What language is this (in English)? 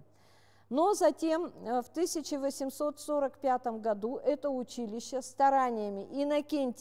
Russian